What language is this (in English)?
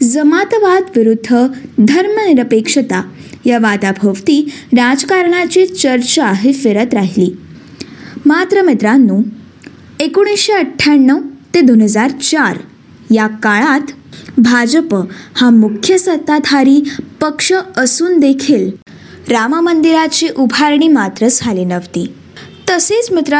Marathi